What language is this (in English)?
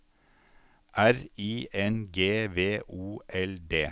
Norwegian